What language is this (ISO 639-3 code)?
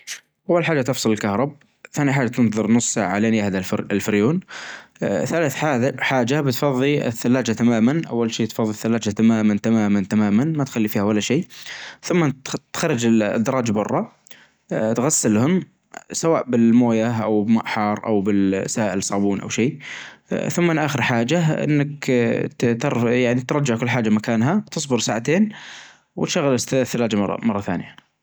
ars